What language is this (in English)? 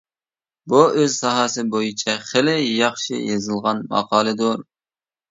Uyghur